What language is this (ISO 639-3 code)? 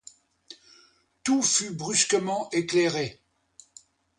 fra